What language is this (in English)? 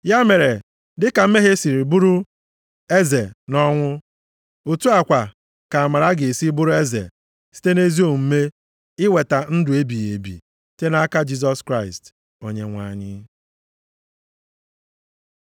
Igbo